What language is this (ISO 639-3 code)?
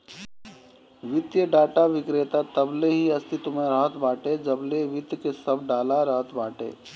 bho